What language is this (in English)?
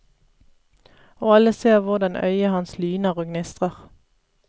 Norwegian